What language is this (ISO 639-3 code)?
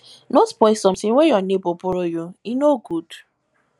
pcm